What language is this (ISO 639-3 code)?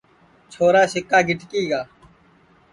ssi